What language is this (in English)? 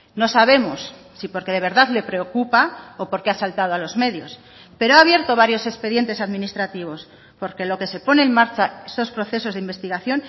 Spanish